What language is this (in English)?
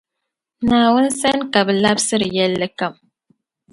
Dagbani